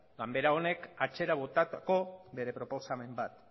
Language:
Basque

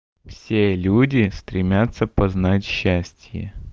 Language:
Russian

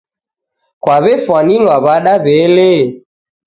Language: Taita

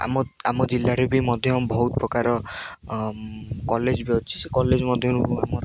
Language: Odia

